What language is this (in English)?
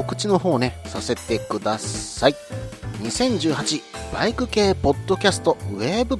Japanese